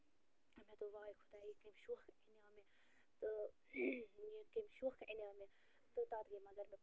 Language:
Kashmiri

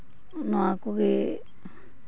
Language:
Santali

